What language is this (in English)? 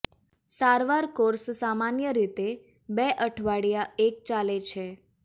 Gujarati